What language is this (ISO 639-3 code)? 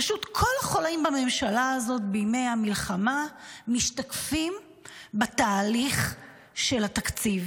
heb